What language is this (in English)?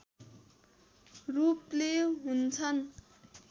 Nepali